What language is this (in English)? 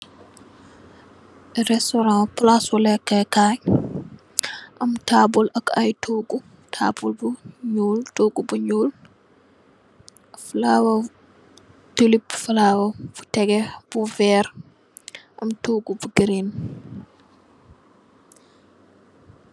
Wolof